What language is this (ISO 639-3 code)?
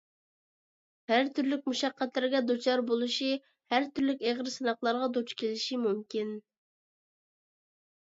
uig